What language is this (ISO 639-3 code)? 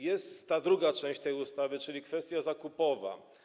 pol